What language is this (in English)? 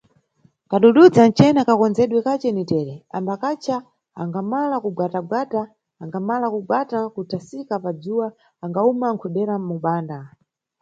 Nyungwe